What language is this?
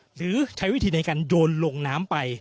Thai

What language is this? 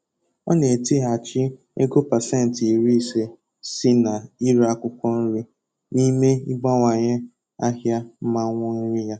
Igbo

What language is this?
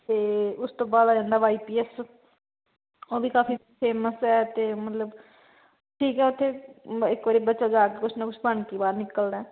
Punjabi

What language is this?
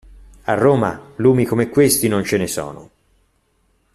Italian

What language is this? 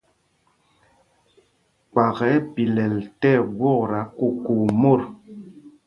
Mpumpong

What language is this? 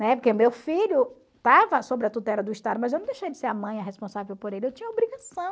Portuguese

